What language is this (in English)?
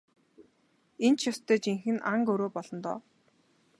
Mongolian